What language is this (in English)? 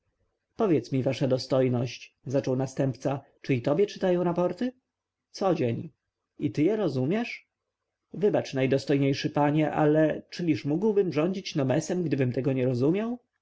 Polish